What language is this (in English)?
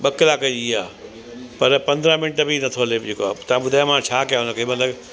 Sindhi